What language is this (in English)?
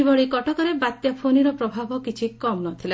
Odia